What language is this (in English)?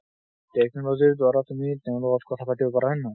Assamese